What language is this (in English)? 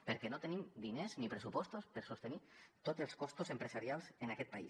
Catalan